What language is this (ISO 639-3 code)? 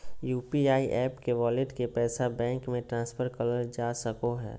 mag